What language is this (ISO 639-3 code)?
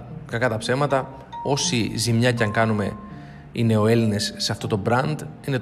ell